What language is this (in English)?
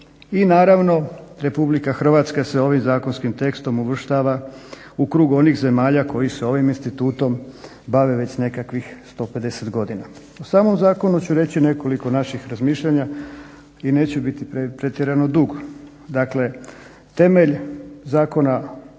Croatian